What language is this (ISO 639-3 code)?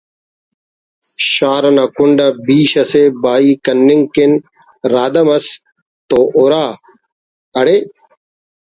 brh